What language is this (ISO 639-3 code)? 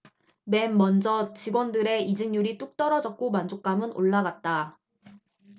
kor